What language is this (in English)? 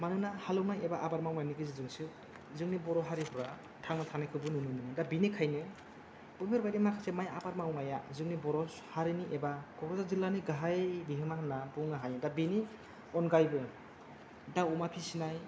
Bodo